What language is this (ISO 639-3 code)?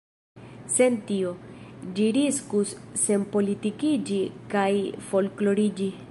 epo